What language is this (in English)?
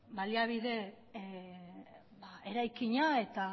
Basque